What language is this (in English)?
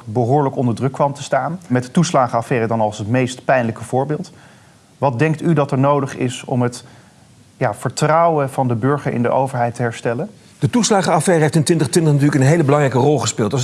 Dutch